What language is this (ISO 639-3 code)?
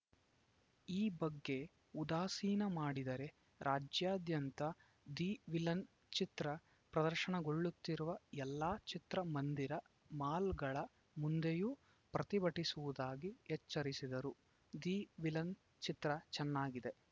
kan